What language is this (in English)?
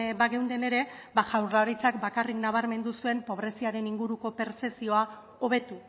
Basque